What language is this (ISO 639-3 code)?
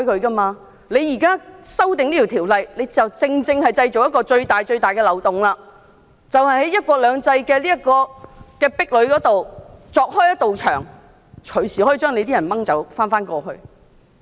yue